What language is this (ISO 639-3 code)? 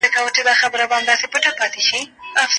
pus